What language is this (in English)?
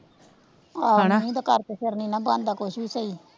Punjabi